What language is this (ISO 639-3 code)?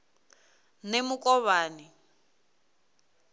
ven